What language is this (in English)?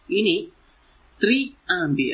Malayalam